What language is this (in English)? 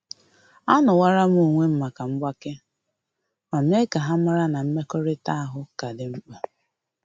Igbo